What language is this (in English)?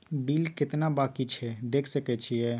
Maithili